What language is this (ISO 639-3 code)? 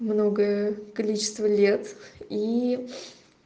rus